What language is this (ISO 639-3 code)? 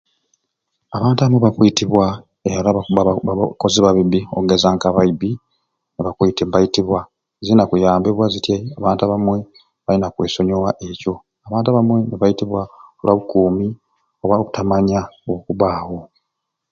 ruc